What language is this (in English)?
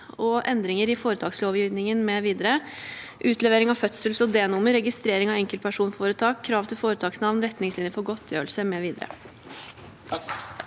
Norwegian